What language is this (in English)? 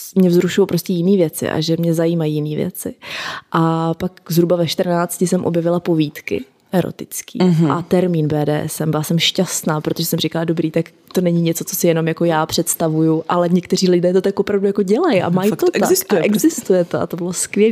Czech